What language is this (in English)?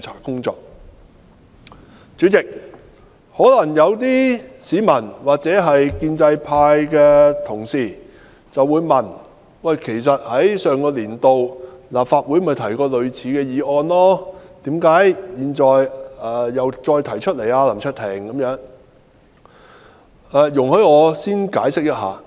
Cantonese